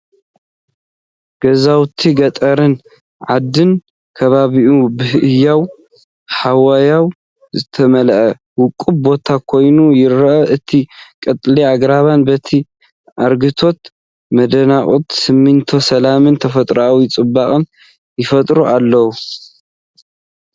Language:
Tigrinya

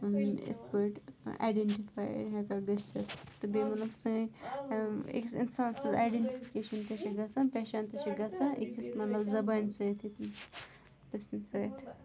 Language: Kashmiri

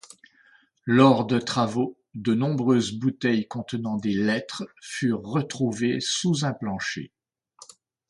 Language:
French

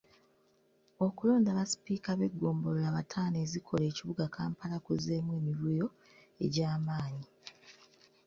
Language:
Ganda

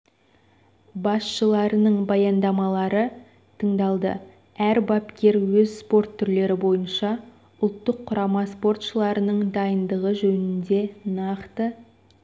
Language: Kazakh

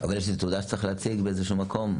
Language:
Hebrew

